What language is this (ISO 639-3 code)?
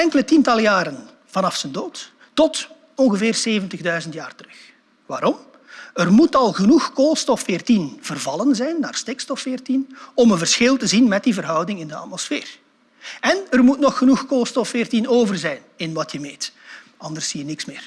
nld